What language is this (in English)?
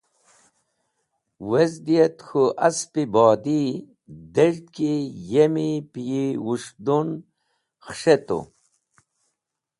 Wakhi